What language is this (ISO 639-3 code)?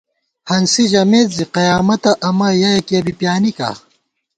gwt